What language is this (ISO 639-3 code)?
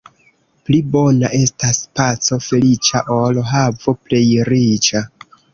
epo